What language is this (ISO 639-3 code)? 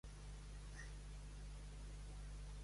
cat